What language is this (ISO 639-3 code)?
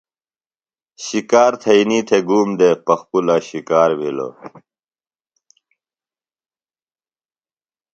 phl